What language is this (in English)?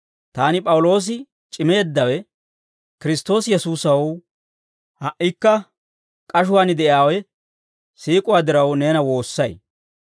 Dawro